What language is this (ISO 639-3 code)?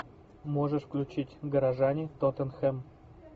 rus